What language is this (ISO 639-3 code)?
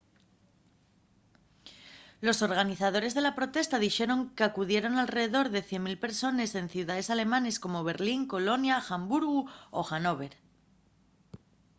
ast